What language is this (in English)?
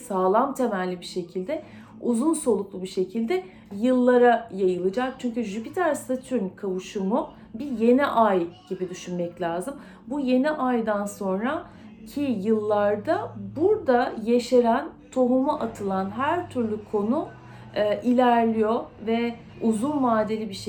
Turkish